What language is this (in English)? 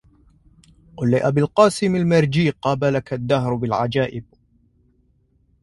Arabic